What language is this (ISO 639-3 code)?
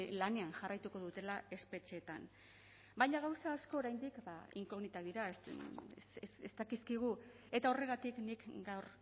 eus